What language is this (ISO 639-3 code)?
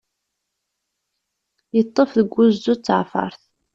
kab